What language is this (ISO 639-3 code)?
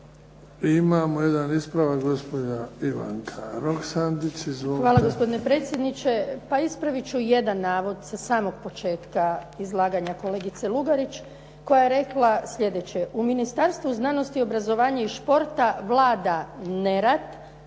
hrv